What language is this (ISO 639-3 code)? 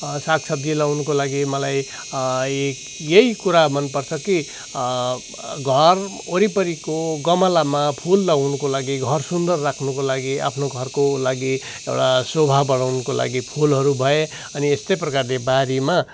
nep